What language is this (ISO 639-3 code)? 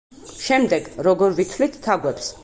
kat